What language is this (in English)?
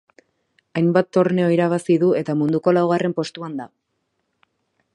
Basque